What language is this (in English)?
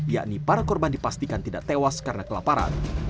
Indonesian